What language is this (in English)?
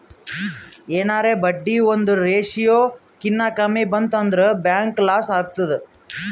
Kannada